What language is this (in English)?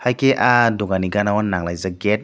Kok Borok